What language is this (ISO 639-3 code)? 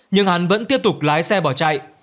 vie